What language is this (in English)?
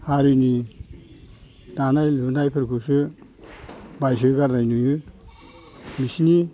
Bodo